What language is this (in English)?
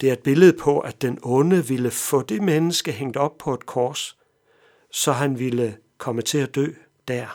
Danish